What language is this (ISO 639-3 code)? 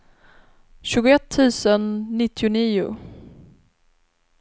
swe